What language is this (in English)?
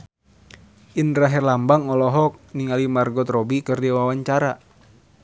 Sundanese